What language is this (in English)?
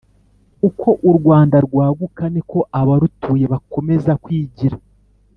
Kinyarwanda